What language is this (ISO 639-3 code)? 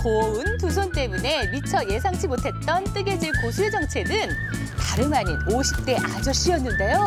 kor